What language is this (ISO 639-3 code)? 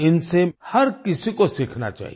hin